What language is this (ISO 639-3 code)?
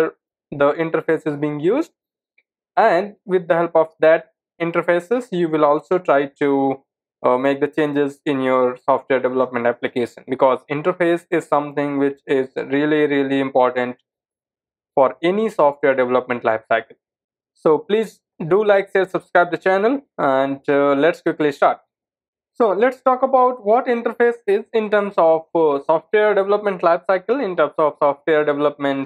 eng